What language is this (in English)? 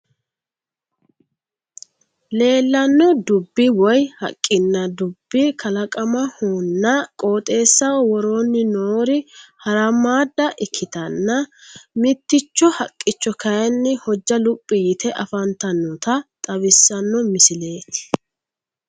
Sidamo